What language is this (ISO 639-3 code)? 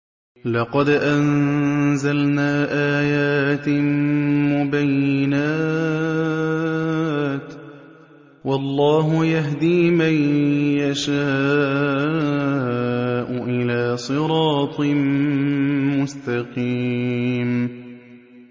ara